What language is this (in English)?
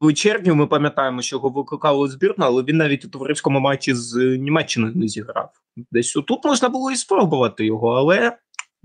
Ukrainian